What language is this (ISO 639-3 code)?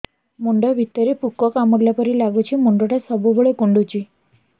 ori